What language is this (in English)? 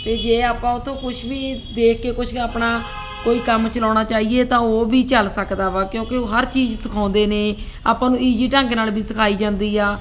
Punjabi